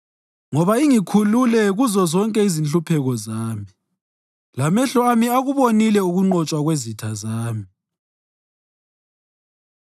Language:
North Ndebele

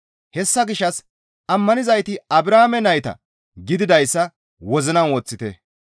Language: Gamo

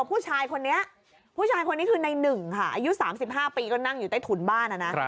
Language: Thai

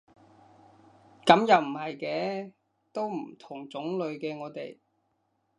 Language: Cantonese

